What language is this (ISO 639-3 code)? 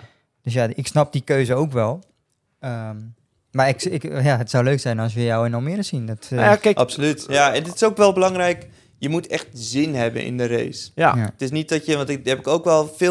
nld